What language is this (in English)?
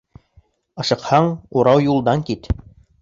Bashkir